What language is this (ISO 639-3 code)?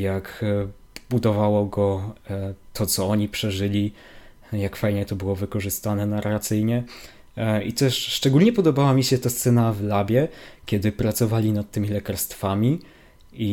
pol